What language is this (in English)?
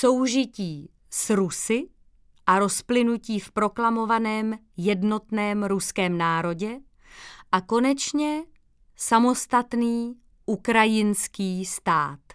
Czech